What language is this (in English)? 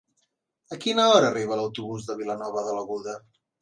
Catalan